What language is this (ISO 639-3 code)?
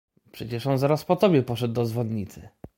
pol